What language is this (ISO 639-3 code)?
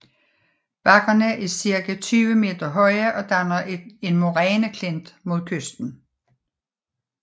dan